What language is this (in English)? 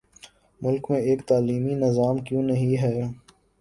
Urdu